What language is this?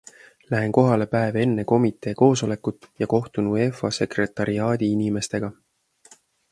Estonian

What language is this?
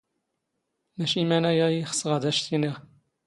Standard Moroccan Tamazight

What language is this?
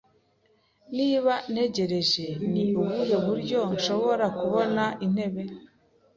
Kinyarwanda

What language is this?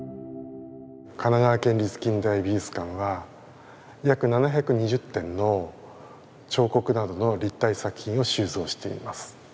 Japanese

